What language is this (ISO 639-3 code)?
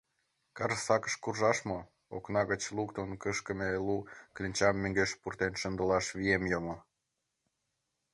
chm